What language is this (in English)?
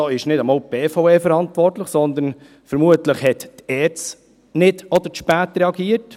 Swiss German